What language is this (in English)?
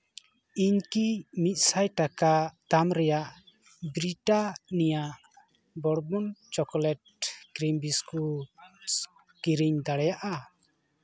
Santali